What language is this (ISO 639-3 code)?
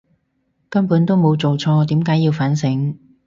yue